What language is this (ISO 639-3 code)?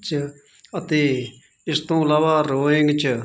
pan